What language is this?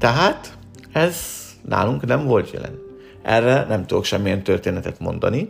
Hungarian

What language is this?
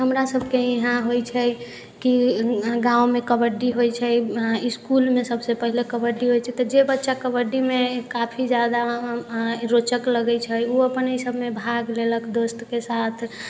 Maithili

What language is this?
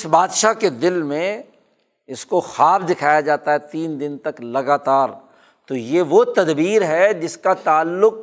Urdu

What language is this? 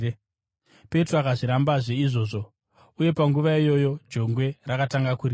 Shona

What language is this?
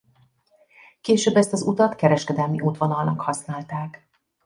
Hungarian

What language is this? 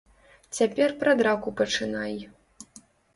Belarusian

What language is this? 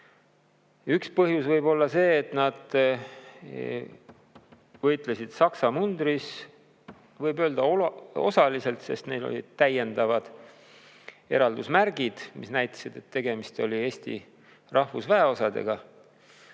Estonian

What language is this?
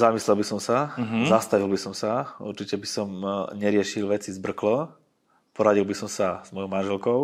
Slovak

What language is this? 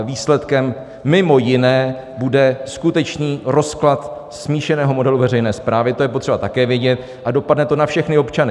Czech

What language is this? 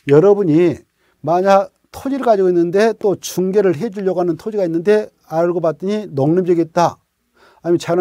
Korean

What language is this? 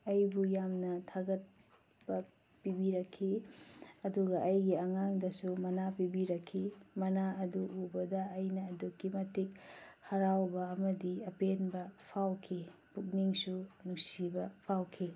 Manipuri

